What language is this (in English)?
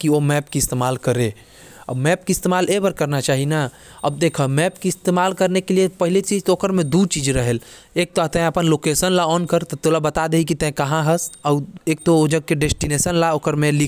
Korwa